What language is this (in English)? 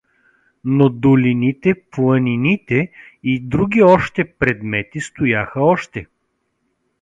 Bulgarian